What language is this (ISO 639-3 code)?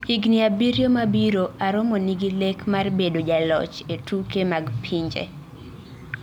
luo